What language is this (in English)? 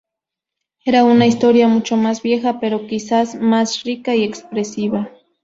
Spanish